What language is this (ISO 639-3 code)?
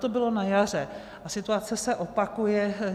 ces